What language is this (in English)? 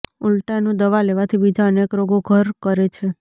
Gujarati